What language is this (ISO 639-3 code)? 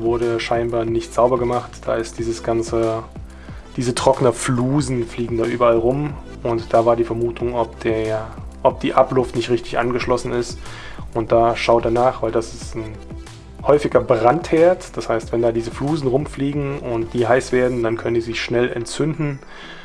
deu